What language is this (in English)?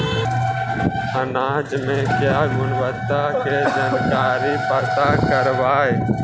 Magahi